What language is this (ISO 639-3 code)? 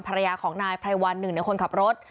tha